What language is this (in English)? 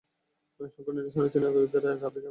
Bangla